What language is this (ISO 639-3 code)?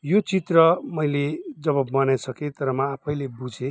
nep